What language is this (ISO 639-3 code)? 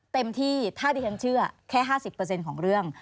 tha